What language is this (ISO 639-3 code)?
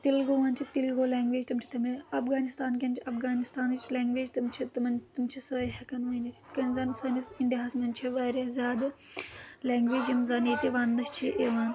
kas